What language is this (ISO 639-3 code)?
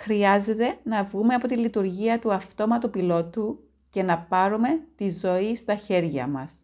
ell